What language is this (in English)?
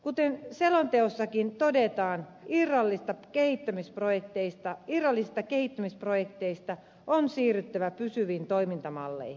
Finnish